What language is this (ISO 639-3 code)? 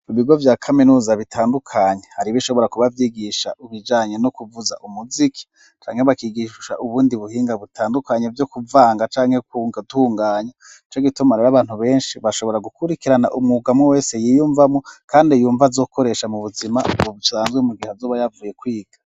run